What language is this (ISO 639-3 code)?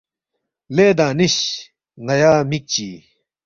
bft